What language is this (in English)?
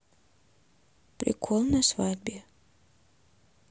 Russian